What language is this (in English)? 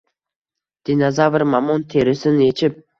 Uzbek